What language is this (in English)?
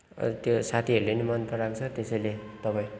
Nepali